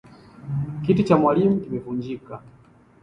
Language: Swahili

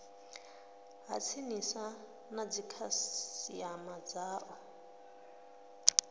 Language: Venda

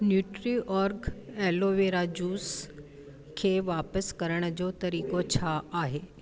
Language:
Sindhi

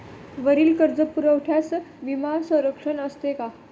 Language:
Marathi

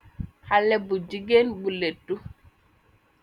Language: Wolof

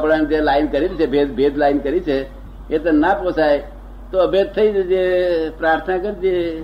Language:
Gujarati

